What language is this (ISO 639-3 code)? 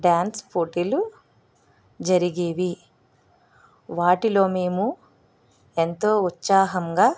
tel